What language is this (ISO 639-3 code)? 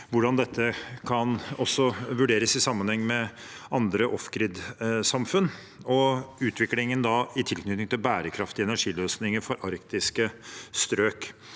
nor